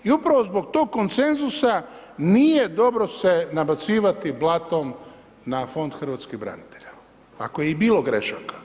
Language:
Croatian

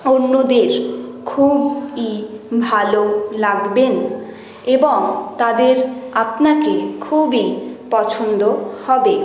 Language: Bangla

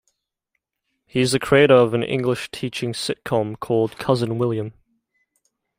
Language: English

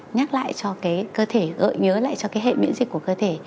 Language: Vietnamese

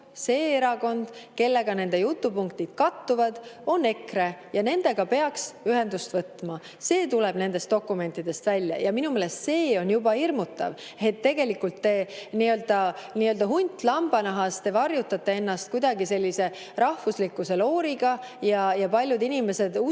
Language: Estonian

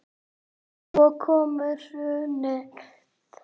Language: Icelandic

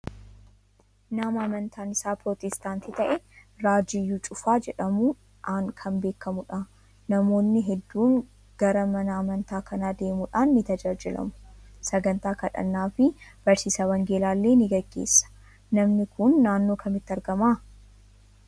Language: Oromo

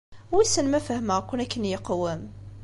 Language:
Kabyle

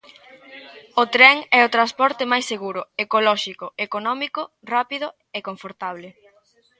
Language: Galician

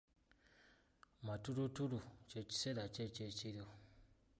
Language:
Ganda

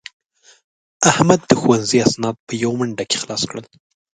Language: Pashto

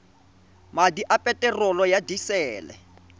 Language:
Tswana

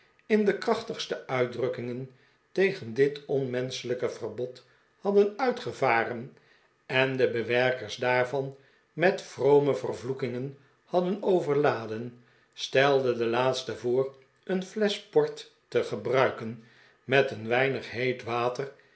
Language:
Dutch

